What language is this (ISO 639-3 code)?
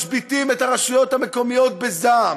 heb